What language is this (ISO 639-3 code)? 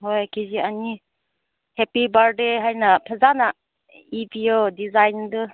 mni